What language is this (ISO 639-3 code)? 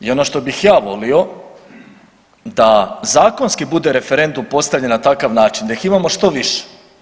hrv